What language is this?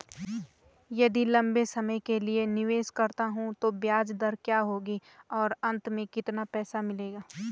Hindi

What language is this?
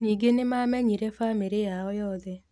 Kikuyu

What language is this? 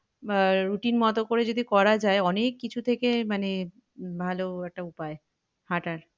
Bangla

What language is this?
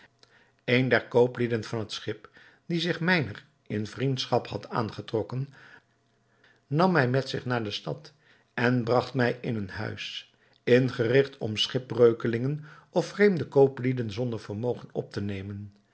Dutch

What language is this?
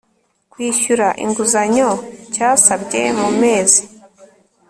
Kinyarwanda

